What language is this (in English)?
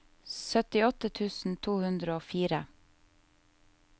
Norwegian